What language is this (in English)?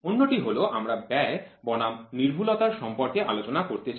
Bangla